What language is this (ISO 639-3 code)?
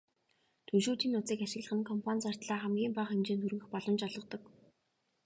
mon